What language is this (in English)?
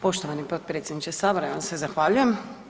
Croatian